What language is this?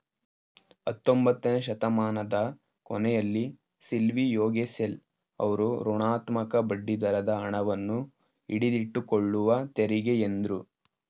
Kannada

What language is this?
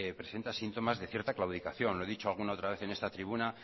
Spanish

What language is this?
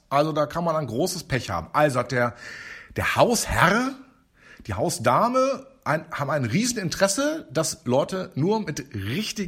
German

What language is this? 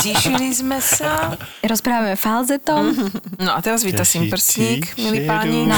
Slovak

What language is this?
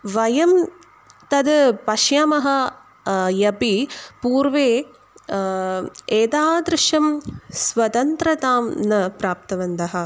Sanskrit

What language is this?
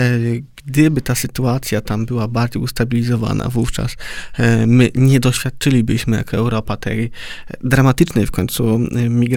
Polish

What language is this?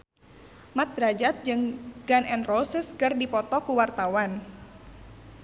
Sundanese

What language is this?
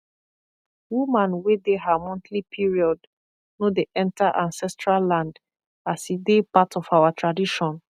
Nigerian Pidgin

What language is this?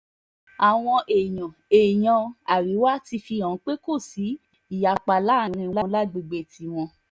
Yoruba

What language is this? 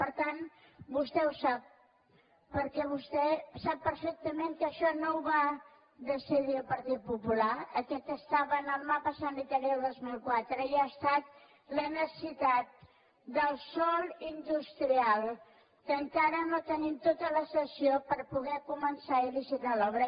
Catalan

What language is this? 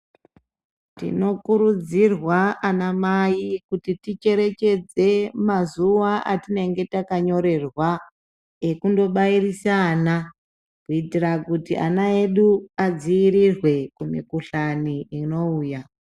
Ndau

